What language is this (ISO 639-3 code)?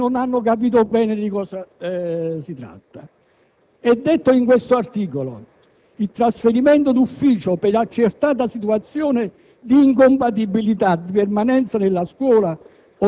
ita